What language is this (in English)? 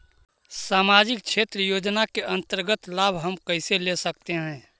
Magahi